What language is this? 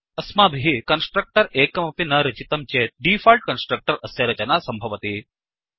Sanskrit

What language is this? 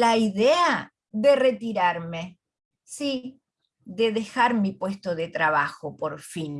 Spanish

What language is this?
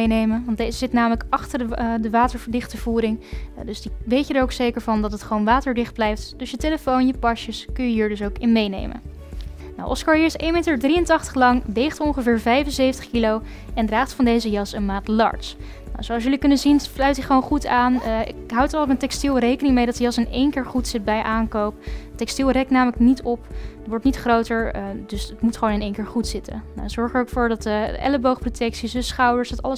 Dutch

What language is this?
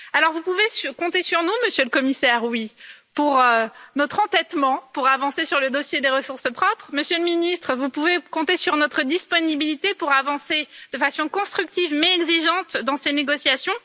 French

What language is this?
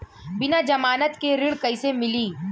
Bhojpuri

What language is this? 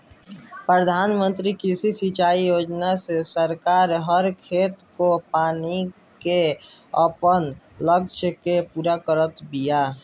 Bhojpuri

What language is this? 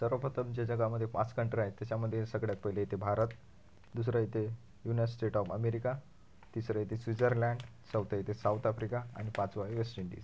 Marathi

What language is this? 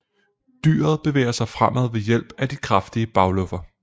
Danish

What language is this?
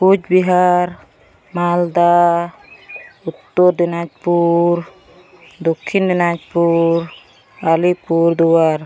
Santali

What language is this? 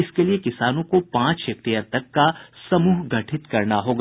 Hindi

